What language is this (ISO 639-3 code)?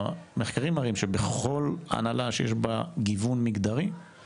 heb